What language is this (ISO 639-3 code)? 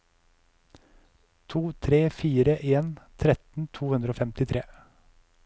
nor